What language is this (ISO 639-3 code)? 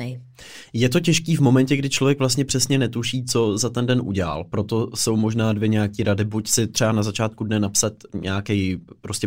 ces